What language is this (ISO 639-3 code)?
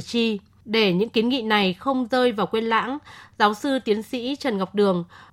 vie